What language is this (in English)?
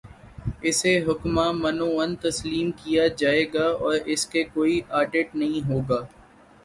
Urdu